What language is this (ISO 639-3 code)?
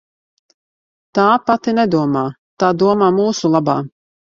lav